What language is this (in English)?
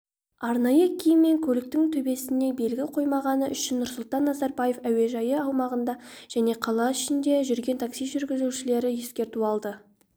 Kazakh